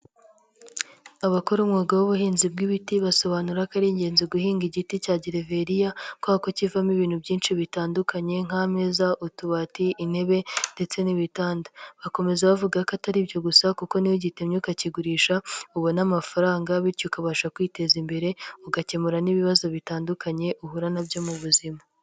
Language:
Kinyarwanda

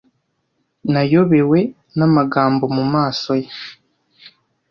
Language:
Kinyarwanda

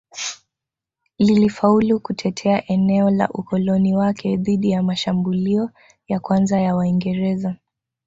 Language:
Swahili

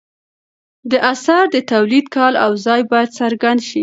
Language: Pashto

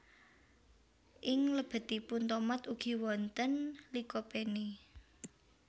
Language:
Javanese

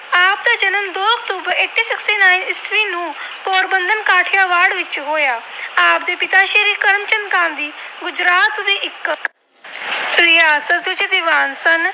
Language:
Punjabi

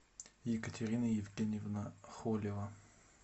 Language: Russian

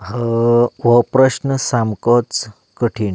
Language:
Konkani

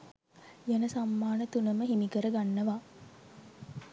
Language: Sinhala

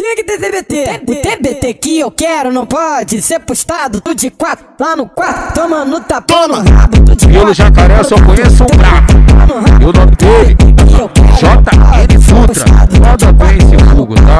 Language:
Portuguese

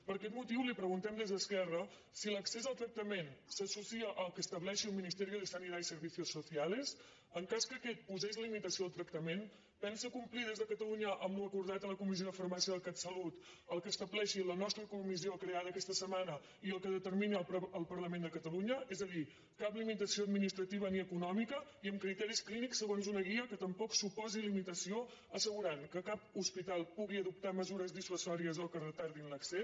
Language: Catalan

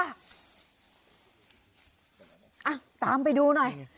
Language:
Thai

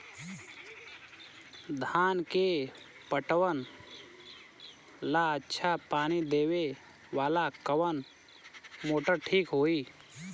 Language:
Bhojpuri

